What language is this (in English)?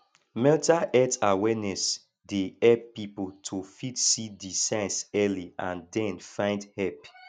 Nigerian Pidgin